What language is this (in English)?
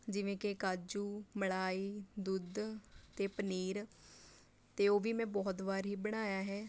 Punjabi